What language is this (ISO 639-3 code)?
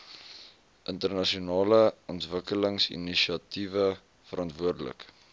afr